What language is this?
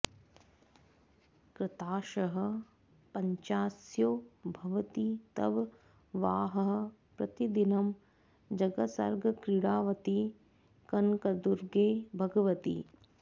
Sanskrit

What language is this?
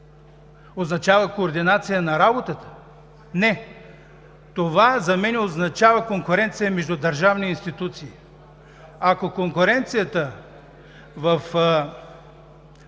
Bulgarian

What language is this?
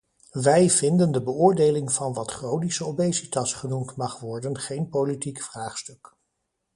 Dutch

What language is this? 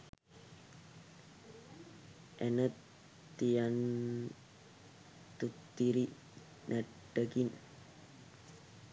Sinhala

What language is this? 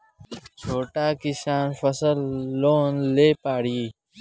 Bhojpuri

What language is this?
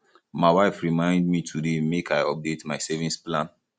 Nigerian Pidgin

